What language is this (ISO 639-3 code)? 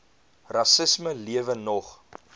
afr